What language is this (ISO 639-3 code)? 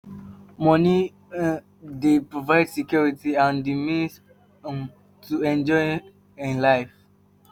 pcm